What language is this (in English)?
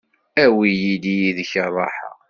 Kabyle